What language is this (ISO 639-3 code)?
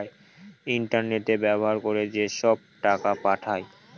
ben